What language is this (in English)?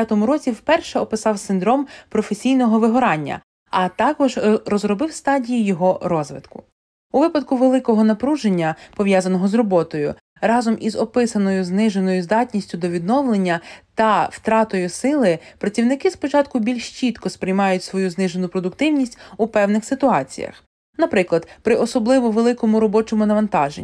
Ukrainian